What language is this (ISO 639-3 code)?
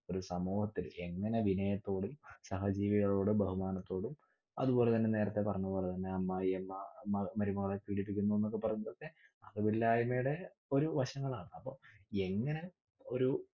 mal